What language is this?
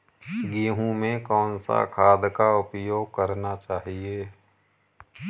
Hindi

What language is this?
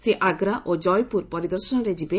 Odia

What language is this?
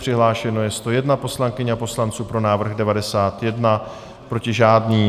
Czech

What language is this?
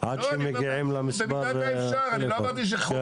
Hebrew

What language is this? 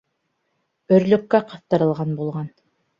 Bashkir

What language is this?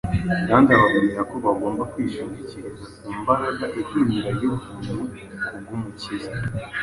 Kinyarwanda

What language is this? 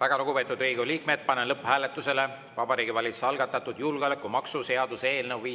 Estonian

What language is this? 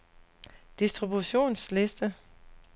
Danish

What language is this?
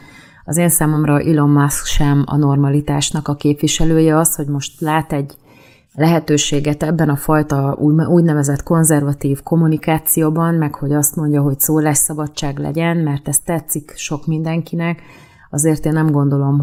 Hungarian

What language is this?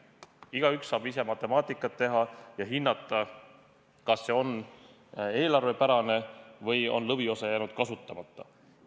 Estonian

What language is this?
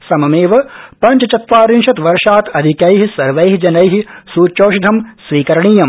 Sanskrit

